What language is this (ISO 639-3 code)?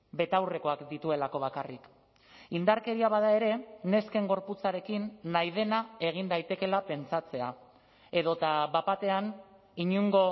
eus